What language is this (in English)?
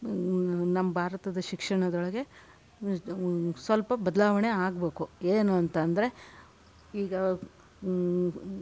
Kannada